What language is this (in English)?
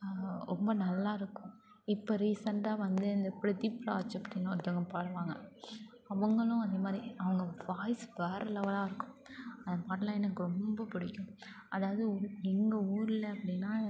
Tamil